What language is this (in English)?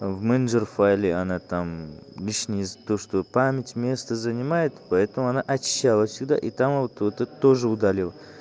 Russian